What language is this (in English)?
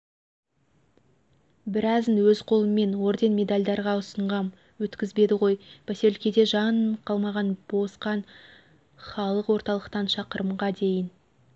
Kazakh